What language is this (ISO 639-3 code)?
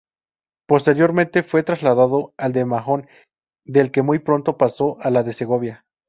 spa